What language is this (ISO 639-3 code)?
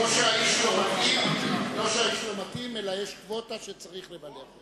heb